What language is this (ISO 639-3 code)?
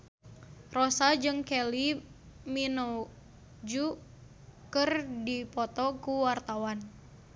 sun